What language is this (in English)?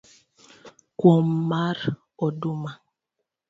Luo (Kenya and Tanzania)